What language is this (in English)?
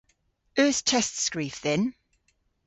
Cornish